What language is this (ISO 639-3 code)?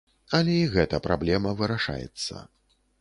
bel